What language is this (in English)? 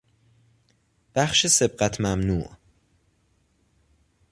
Persian